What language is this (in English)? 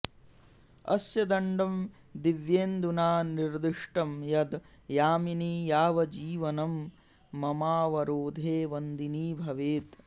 Sanskrit